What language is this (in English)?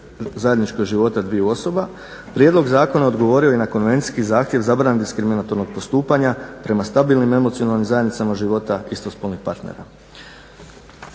Croatian